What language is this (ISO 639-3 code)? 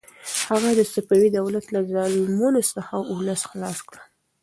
pus